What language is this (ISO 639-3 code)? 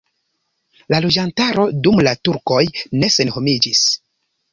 epo